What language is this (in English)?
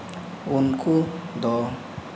Santali